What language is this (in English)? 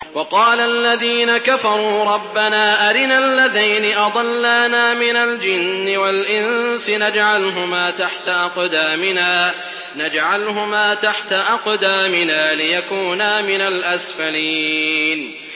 Arabic